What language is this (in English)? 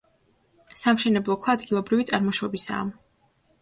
Georgian